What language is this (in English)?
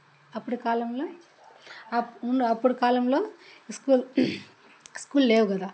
Telugu